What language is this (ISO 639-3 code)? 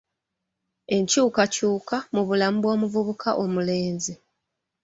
lug